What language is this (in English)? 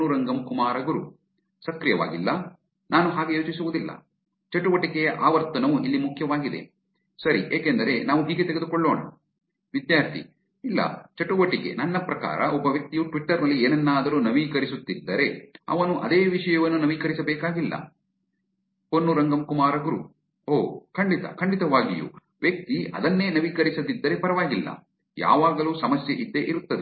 Kannada